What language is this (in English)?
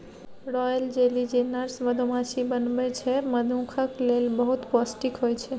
Maithili